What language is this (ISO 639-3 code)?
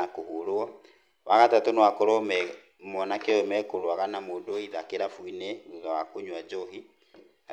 kik